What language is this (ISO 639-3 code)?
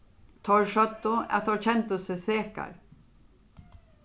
fao